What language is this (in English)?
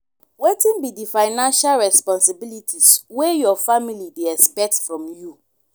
Nigerian Pidgin